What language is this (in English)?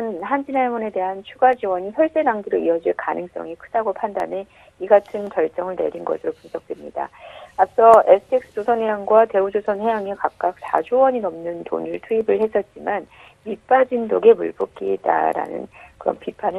Korean